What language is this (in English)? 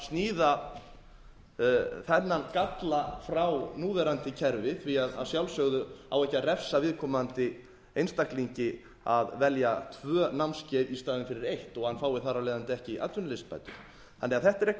Icelandic